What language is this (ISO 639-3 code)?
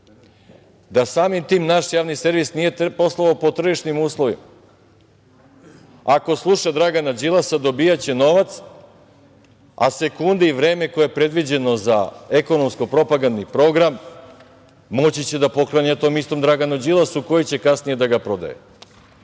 srp